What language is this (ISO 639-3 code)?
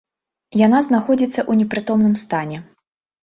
bel